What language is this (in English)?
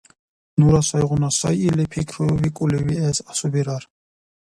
Dargwa